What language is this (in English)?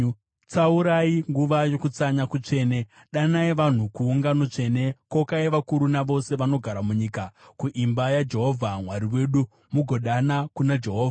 Shona